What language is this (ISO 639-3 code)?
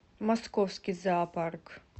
rus